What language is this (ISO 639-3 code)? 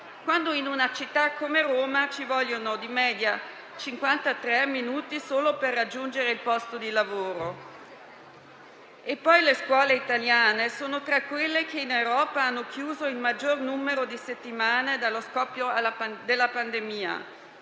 ita